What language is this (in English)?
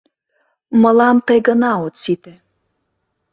Mari